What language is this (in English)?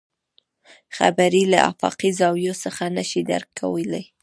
Pashto